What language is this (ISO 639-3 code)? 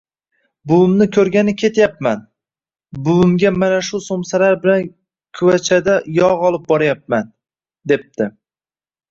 uzb